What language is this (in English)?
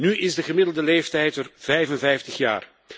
Dutch